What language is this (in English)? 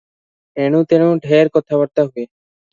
Odia